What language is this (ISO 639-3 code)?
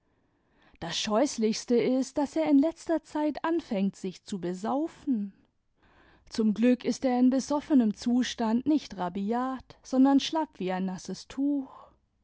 deu